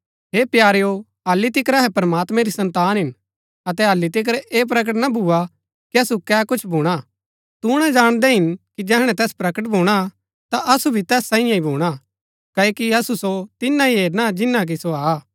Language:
Gaddi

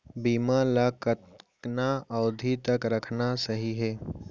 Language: Chhattisgarhi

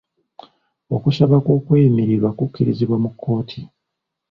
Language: Ganda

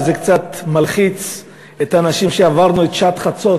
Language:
Hebrew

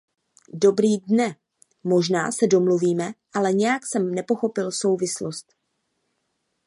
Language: Czech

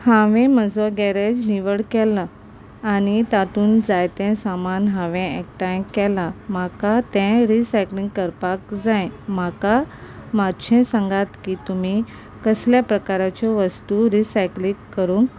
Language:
Konkani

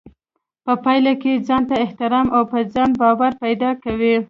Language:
Pashto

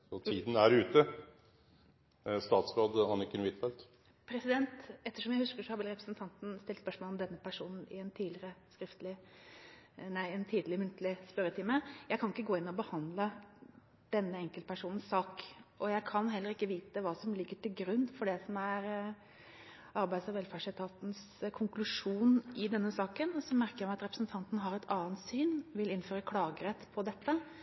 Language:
Norwegian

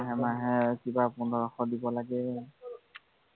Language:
Assamese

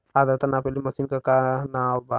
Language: Bhojpuri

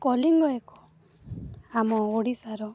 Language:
Odia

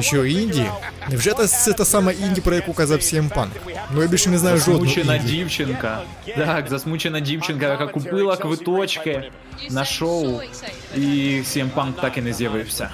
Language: Ukrainian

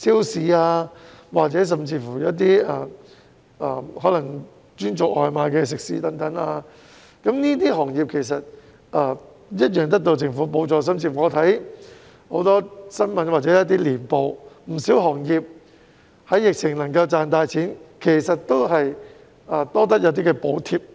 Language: Cantonese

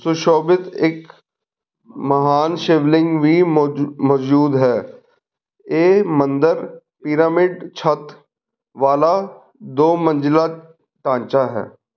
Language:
Punjabi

